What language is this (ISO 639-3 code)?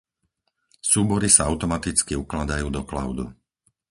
slk